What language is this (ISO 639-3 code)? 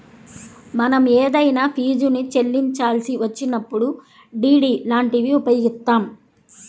tel